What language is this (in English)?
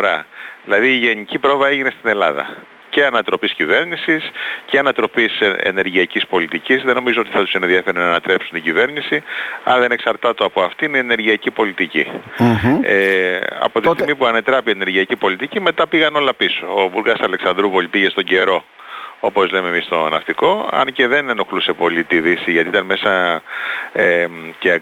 Greek